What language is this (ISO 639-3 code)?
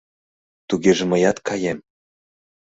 chm